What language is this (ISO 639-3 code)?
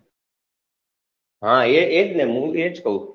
guj